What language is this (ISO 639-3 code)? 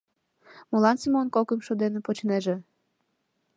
chm